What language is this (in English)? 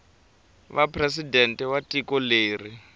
Tsonga